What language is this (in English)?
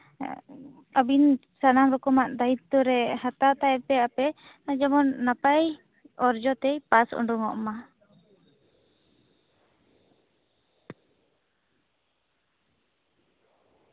Santali